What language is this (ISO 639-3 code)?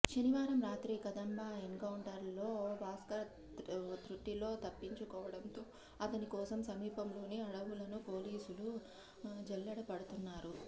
tel